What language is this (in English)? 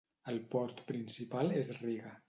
Catalan